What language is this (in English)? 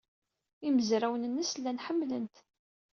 Kabyle